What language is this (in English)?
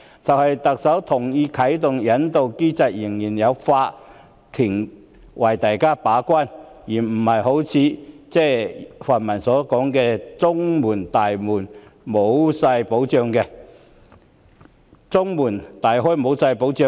Cantonese